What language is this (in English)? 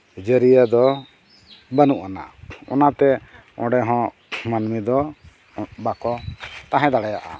Santali